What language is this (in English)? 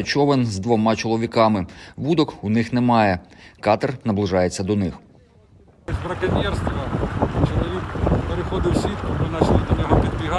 Ukrainian